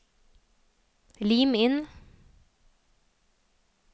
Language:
Norwegian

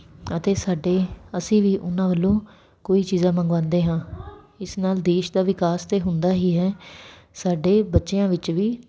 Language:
Punjabi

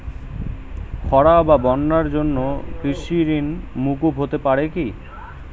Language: Bangla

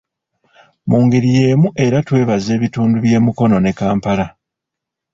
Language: Ganda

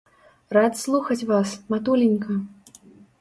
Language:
Belarusian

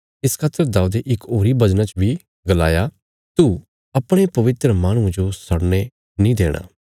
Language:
Bilaspuri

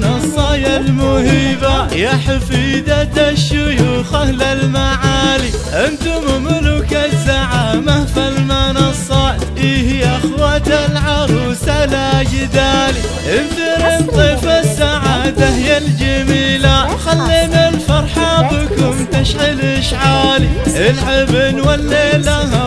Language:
Arabic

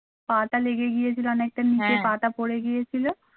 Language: Bangla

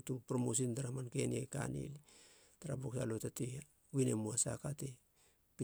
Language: Halia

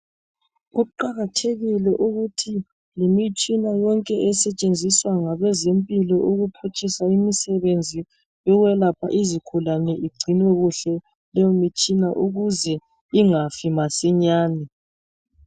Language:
North Ndebele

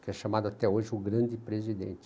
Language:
Portuguese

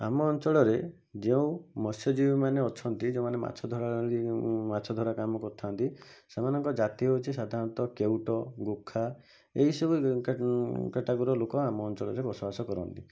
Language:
Odia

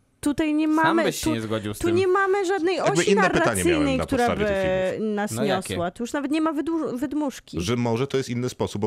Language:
Polish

